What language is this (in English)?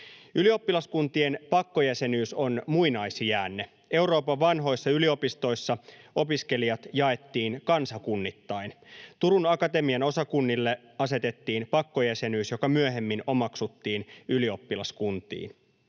Finnish